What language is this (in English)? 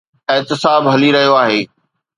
Sindhi